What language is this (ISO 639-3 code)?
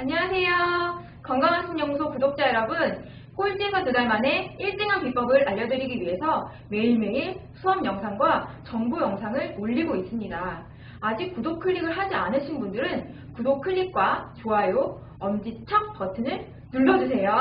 kor